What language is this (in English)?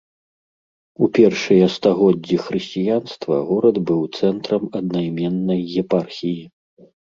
Belarusian